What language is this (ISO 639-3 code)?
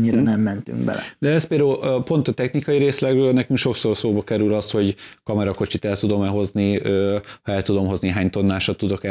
hun